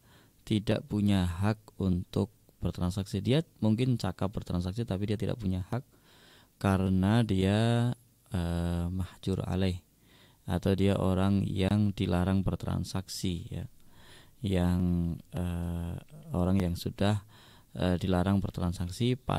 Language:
Indonesian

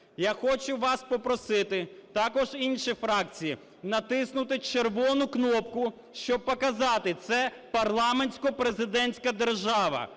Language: Ukrainian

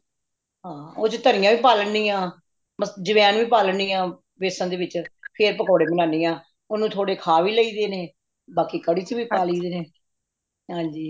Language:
Punjabi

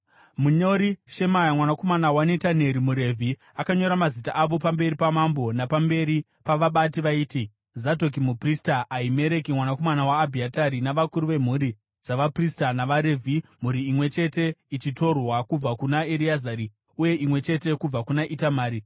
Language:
Shona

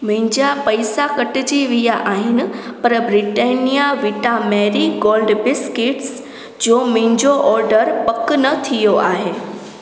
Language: Sindhi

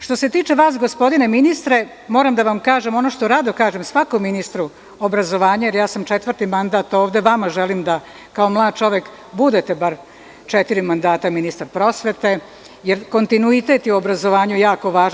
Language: Serbian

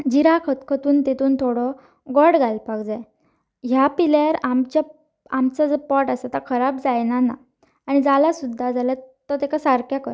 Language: Konkani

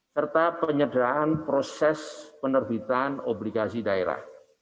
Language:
Indonesian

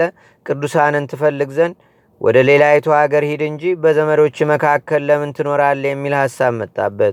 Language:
Amharic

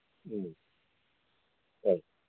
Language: Manipuri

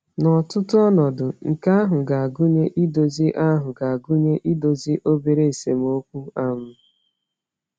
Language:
Igbo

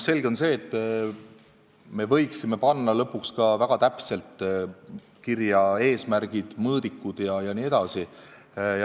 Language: Estonian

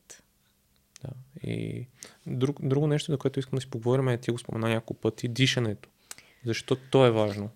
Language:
Bulgarian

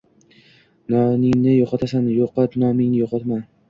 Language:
Uzbek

